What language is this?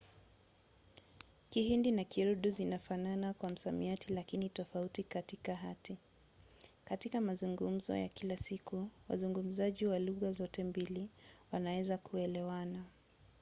Swahili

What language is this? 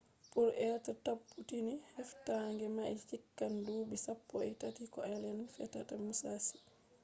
Fula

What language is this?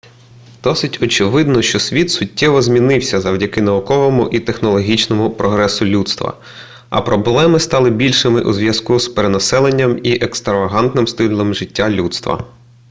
Ukrainian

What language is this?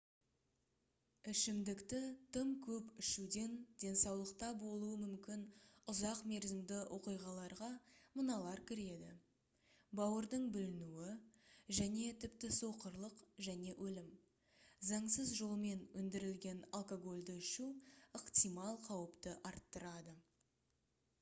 Kazakh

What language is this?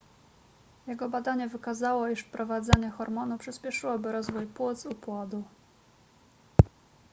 Polish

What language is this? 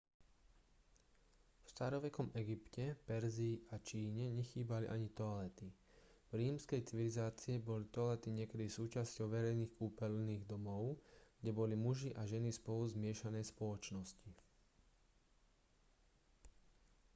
Slovak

